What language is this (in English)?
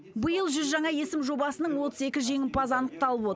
Kazakh